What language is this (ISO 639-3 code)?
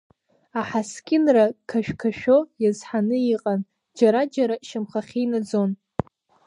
abk